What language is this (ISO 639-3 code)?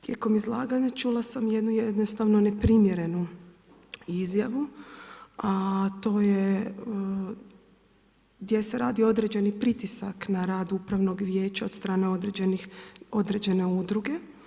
hrv